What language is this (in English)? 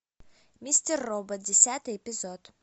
Russian